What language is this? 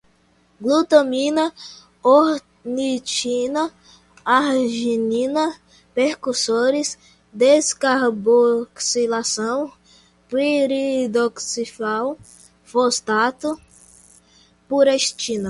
Portuguese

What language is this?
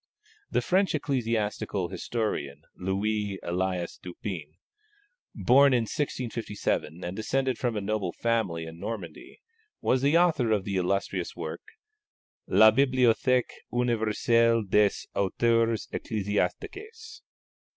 English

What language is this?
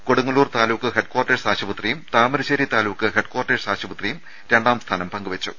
Malayalam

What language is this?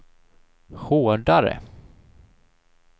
Swedish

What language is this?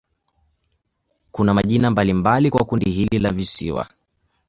Swahili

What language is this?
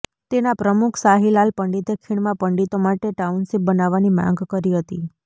Gujarati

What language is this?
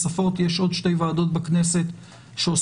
Hebrew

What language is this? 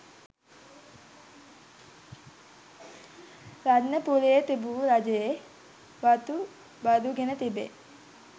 Sinhala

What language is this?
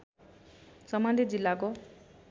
Nepali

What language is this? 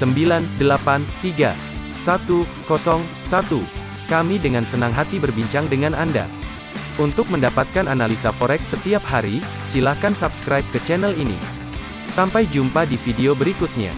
Indonesian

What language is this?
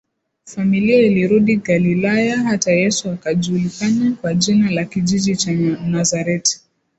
Swahili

